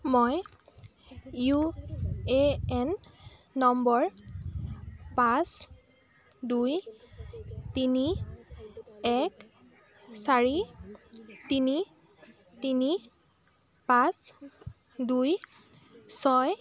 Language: Assamese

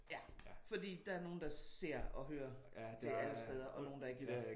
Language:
Danish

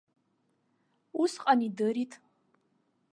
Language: Abkhazian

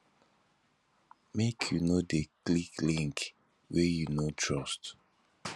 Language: Nigerian Pidgin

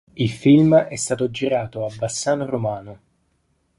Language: Italian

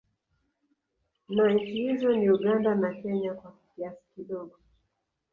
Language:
Swahili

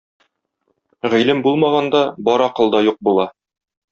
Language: Tatar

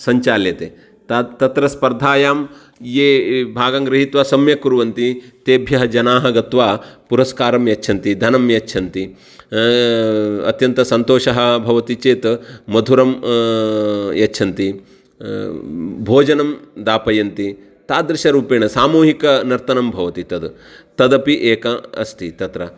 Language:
Sanskrit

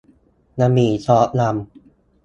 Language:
Thai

